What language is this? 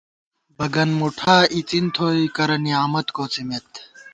Gawar-Bati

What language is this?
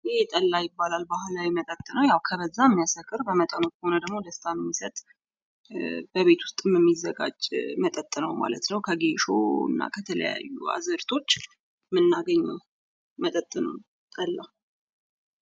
Amharic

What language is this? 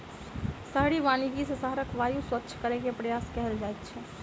Maithili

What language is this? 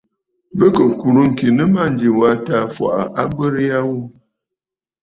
Bafut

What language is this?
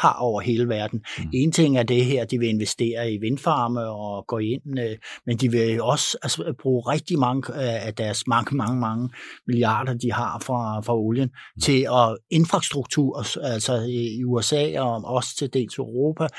Danish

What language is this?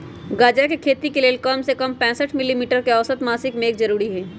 Magahi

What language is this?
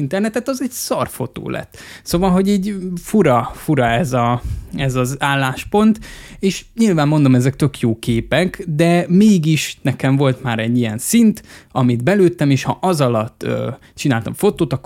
Hungarian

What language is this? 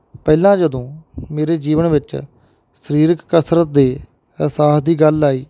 Punjabi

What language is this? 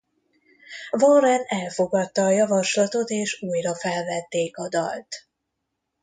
Hungarian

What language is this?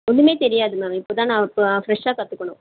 Tamil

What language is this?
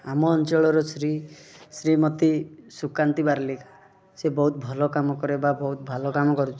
Odia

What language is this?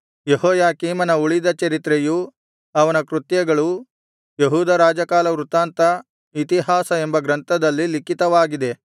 Kannada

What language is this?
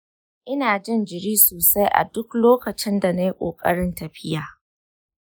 Hausa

